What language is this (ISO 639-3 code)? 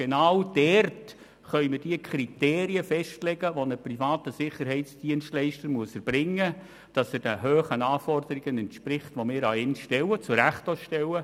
gsw